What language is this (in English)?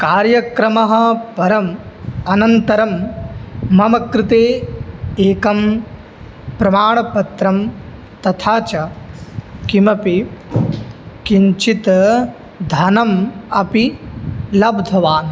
Sanskrit